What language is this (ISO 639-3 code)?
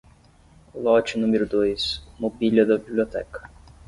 por